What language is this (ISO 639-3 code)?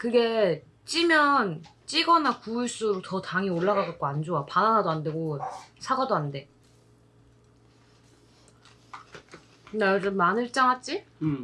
kor